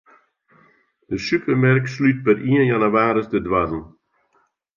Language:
Western Frisian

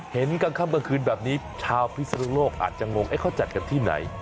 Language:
Thai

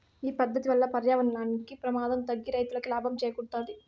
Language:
Telugu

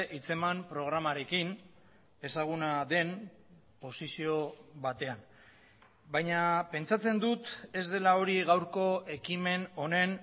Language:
Basque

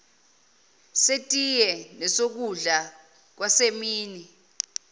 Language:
Zulu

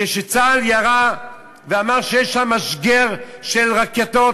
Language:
Hebrew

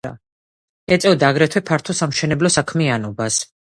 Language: Georgian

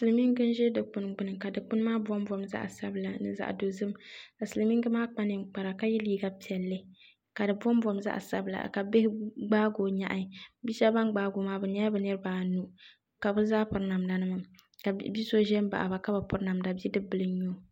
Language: Dagbani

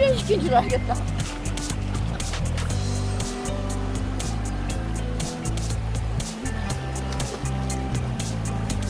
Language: Korean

